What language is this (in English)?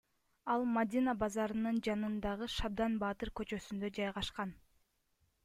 Kyrgyz